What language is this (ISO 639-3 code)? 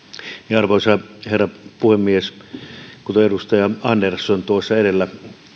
fin